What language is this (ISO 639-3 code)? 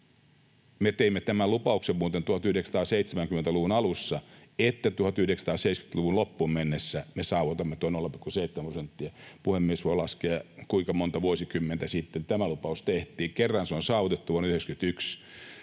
fin